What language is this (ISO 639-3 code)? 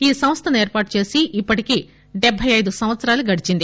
tel